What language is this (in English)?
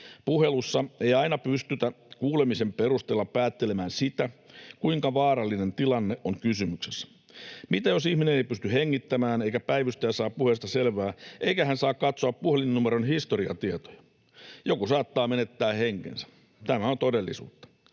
Finnish